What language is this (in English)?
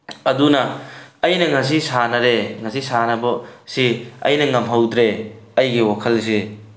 Manipuri